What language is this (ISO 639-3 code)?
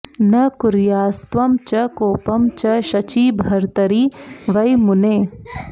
san